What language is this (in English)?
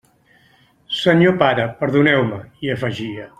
Catalan